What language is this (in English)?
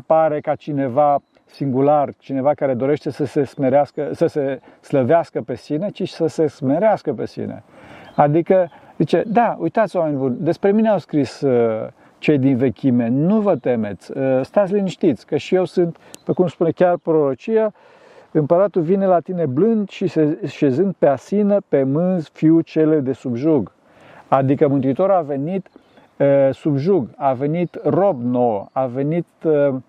Romanian